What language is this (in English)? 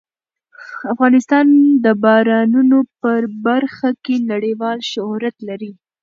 Pashto